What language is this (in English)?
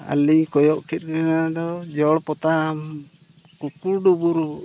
Santali